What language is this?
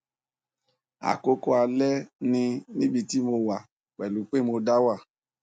Yoruba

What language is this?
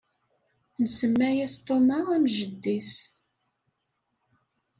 Kabyle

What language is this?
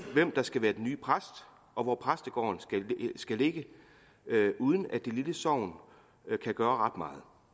Danish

